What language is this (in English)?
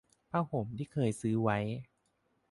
Thai